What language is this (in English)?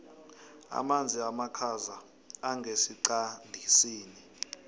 South Ndebele